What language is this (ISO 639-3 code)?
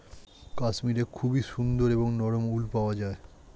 ben